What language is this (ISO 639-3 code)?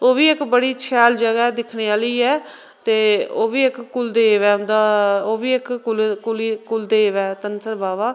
doi